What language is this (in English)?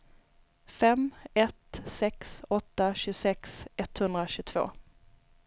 Swedish